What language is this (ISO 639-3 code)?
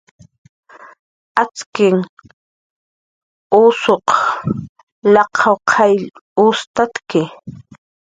jqr